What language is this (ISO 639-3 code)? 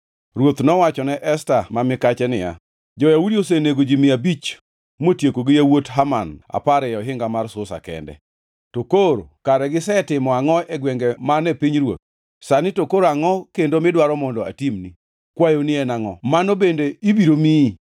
luo